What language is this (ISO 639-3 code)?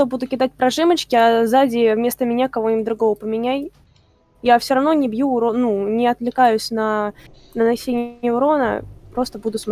rus